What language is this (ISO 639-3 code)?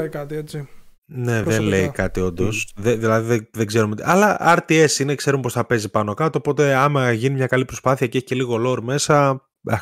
ell